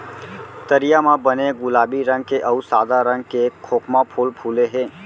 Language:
Chhattisgarhi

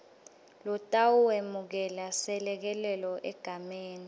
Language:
Swati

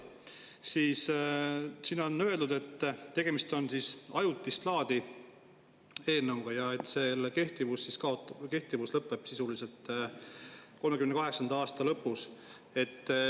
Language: Estonian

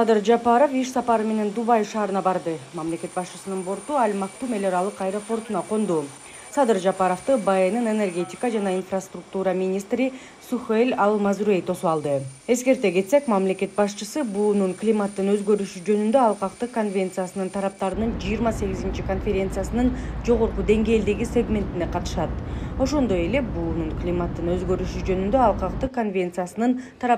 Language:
Russian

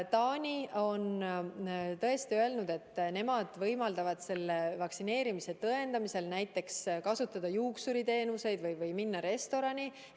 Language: Estonian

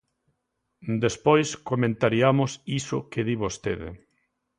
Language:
Galician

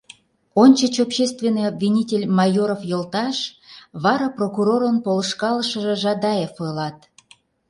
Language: Mari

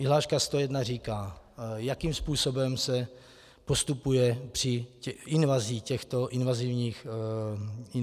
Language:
Czech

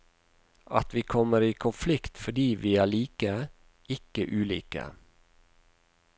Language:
Norwegian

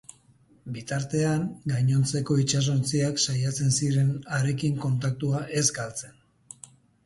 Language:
Basque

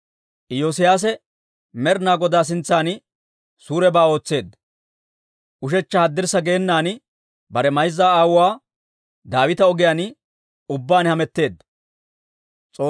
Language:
Dawro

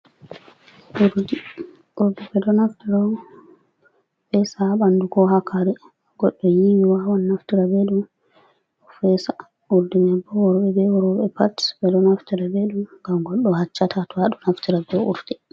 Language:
Fula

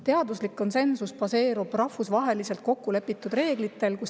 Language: Estonian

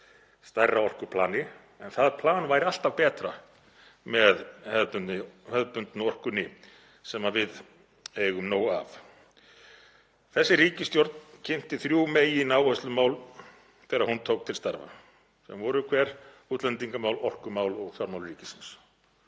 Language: Icelandic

